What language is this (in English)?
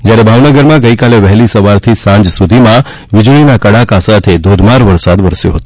Gujarati